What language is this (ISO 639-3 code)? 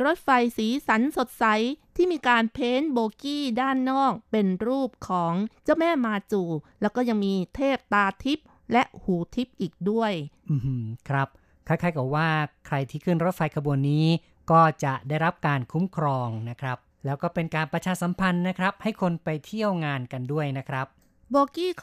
tha